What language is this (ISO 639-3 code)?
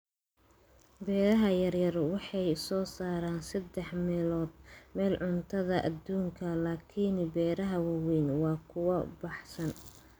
som